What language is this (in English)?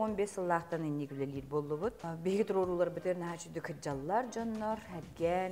Turkish